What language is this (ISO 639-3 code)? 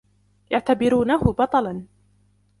ara